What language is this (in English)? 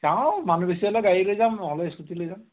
Assamese